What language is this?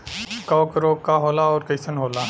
Bhojpuri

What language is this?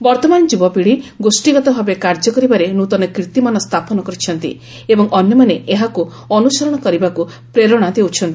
Odia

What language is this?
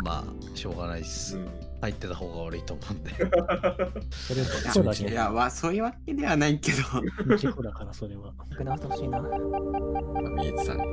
Japanese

